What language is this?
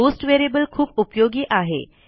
Marathi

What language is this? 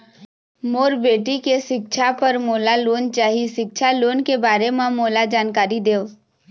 Chhattisgarhi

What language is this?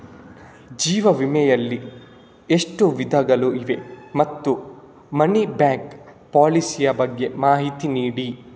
Kannada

